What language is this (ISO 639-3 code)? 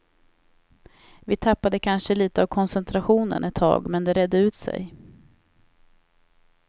swe